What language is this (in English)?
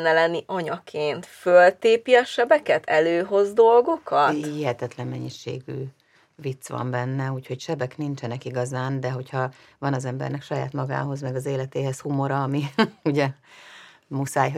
Hungarian